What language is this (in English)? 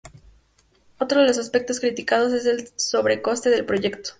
Spanish